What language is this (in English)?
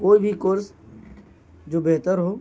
Urdu